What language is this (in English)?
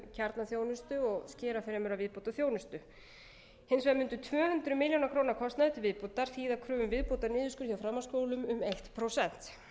Icelandic